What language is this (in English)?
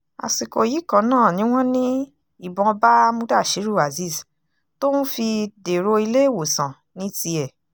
Yoruba